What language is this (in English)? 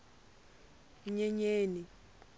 Tsonga